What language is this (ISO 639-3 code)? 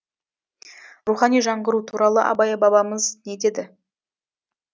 kaz